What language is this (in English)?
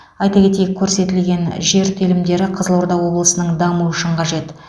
Kazakh